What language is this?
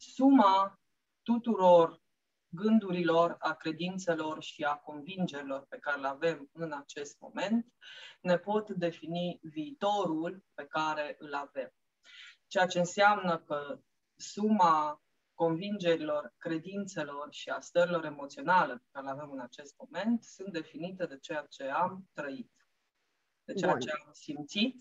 Romanian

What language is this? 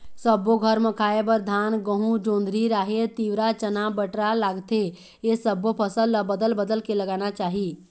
Chhattisgarhi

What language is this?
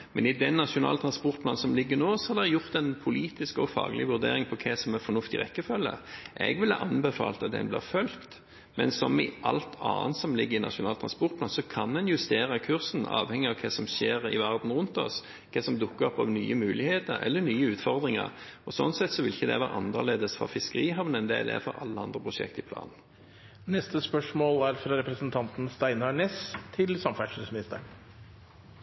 Norwegian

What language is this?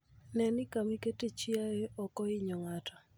Luo (Kenya and Tanzania)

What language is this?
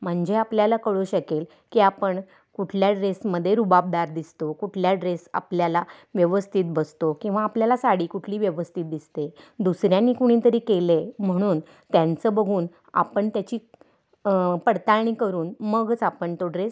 Marathi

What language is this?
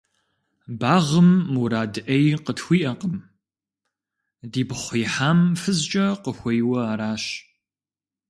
Kabardian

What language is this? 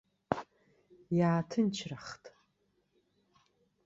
Abkhazian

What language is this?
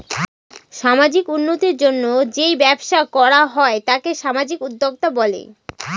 Bangla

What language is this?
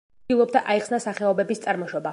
Georgian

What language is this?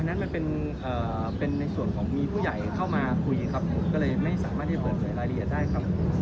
Thai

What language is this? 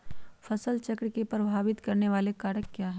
Magahi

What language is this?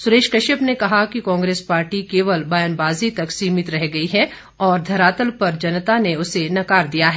Hindi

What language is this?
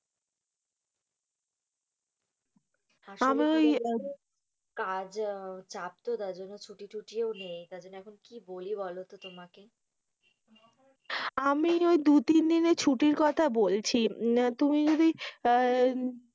Bangla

